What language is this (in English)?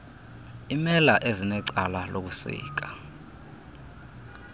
Xhosa